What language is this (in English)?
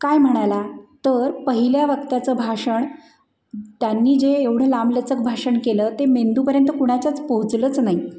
Marathi